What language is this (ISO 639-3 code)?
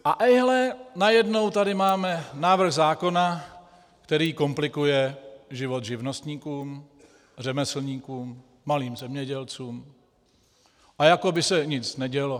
ces